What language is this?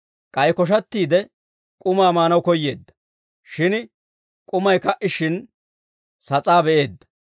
Dawro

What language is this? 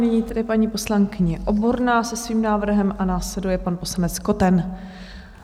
Czech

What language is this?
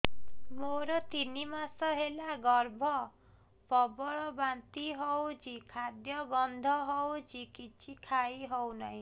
Odia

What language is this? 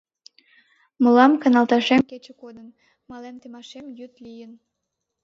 Mari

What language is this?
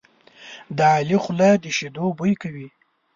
Pashto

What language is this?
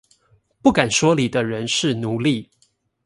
Chinese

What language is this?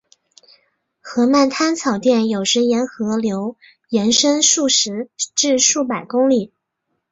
Chinese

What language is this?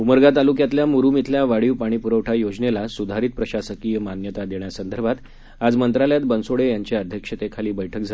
Marathi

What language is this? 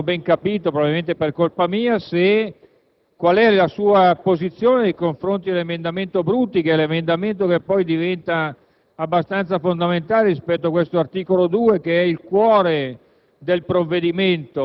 Italian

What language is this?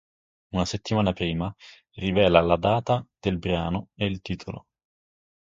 Italian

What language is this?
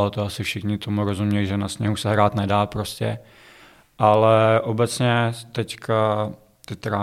Czech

